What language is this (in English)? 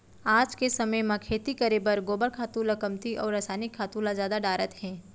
Chhattisgarhi